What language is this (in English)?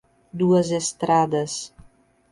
Portuguese